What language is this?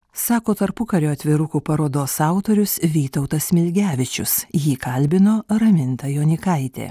Lithuanian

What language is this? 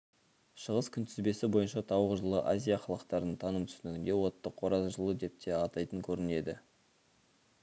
Kazakh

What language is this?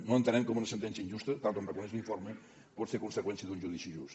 Catalan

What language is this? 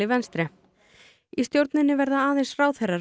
Icelandic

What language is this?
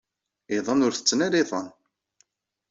Kabyle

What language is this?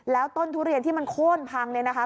Thai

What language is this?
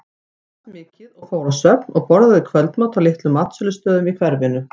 Icelandic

